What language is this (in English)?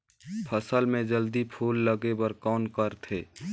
Chhattisgarhi